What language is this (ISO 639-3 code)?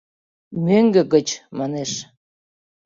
chm